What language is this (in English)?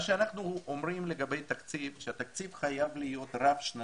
Hebrew